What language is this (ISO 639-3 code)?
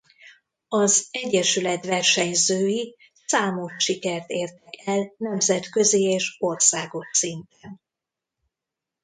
hun